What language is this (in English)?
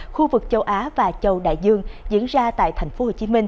Vietnamese